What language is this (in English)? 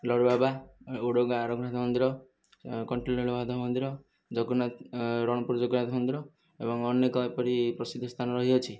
Odia